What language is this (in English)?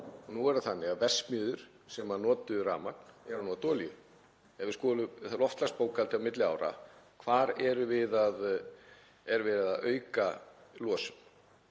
Icelandic